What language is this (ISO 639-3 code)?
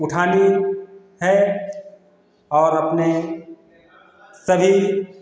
hin